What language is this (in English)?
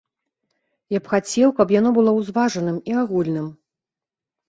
Belarusian